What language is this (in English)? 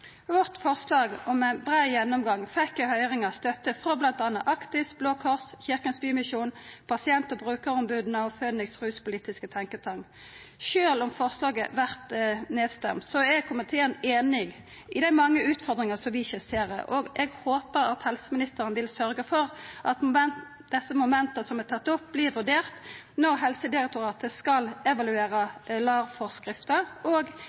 Norwegian Nynorsk